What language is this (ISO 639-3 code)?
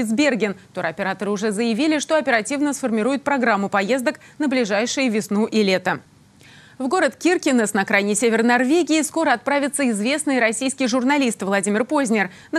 rus